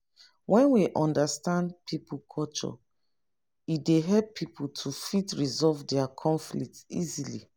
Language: Nigerian Pidgin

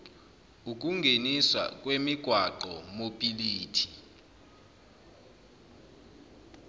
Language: Zulu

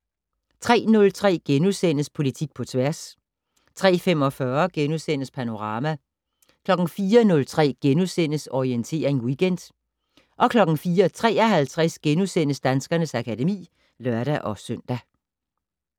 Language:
Danish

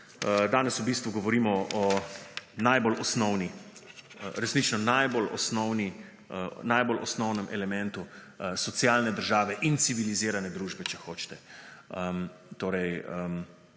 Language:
Slovenian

